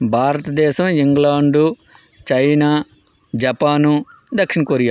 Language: Telugu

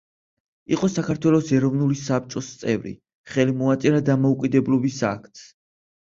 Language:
Georgian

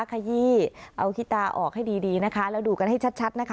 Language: Thai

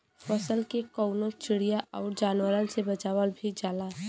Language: Bhojpuri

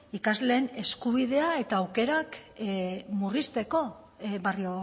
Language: Basque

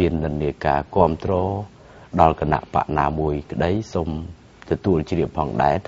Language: Thai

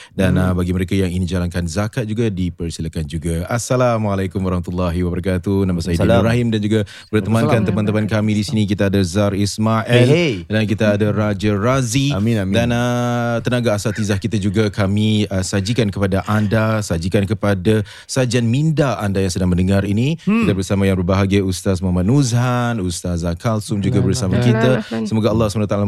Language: Malay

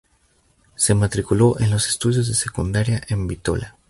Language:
Spanish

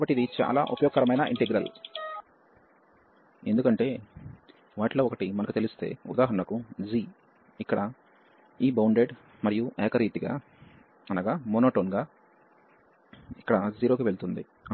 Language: Telugu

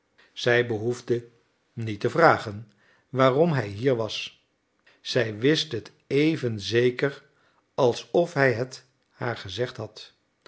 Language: Dutch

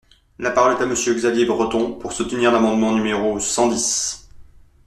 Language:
French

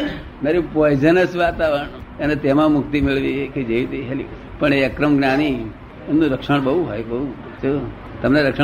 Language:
Gujarati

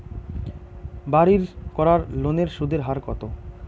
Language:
Bangla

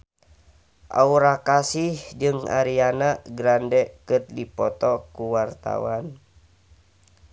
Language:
Sundanese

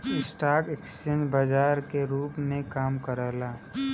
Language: Bhojpuri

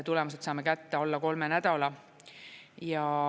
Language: Estonian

